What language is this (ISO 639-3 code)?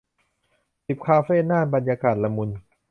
tha